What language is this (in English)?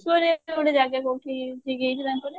Odia